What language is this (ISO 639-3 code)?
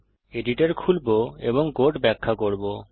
ben